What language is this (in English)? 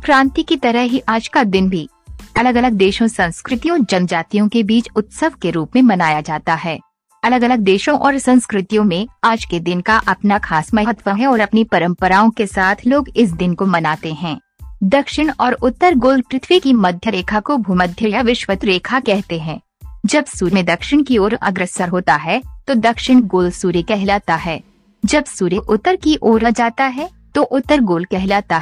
Hindi